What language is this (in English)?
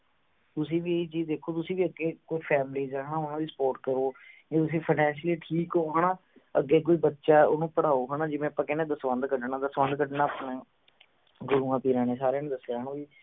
Punjabi